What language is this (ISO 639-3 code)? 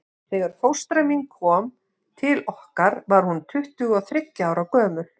isl